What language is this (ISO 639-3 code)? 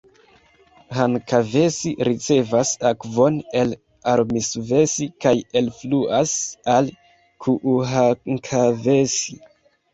epo